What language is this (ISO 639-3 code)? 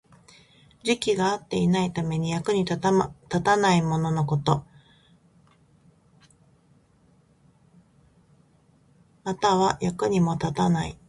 jpn